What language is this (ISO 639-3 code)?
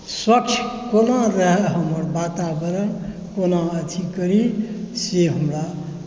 mai